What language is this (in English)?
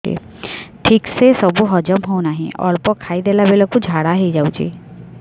Odia